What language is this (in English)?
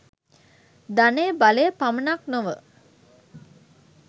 Sinhala